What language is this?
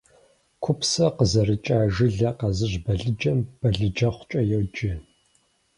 Kabardian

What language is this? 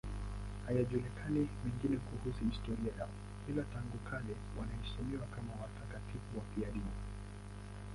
Swahili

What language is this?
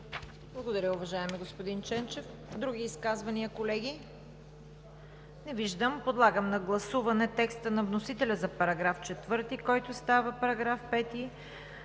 Bulgarian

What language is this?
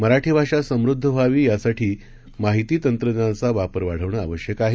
Marathi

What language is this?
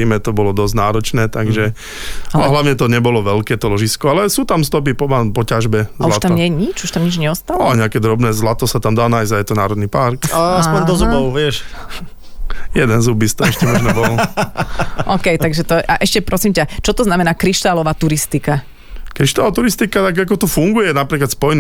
Slovak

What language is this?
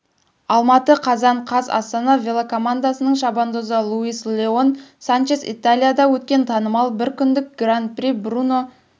Kazakh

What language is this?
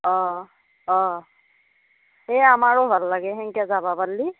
Assamese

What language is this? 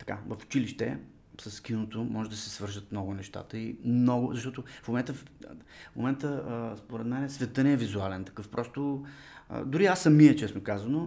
Bulgarian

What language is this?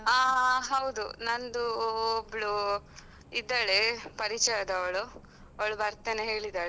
Kannada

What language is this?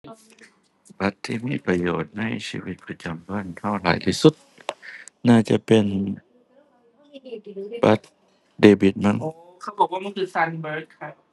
Thai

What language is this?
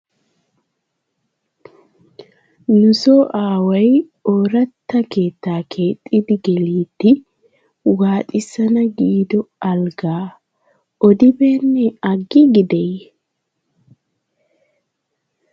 Wolaytta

